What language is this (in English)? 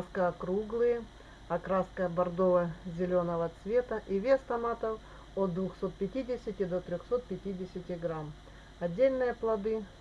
Russian